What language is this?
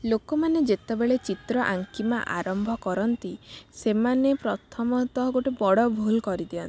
Odia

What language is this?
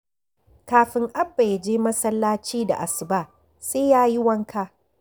Hausa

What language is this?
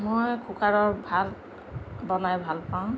Assamese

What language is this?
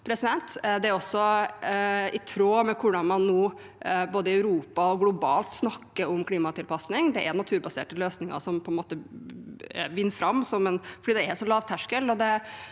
Norwegian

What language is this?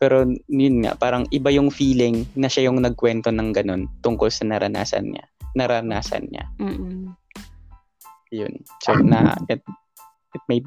Filipino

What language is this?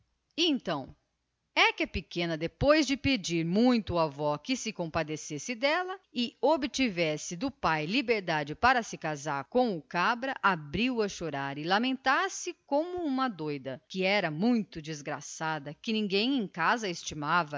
Portuguese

